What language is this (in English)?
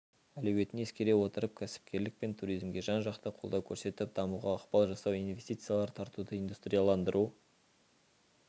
Kazakh